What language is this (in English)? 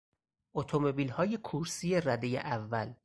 Persian